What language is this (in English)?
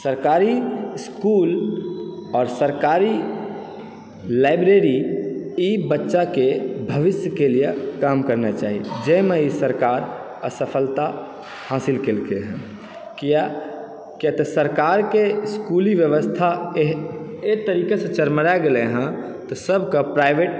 Maithili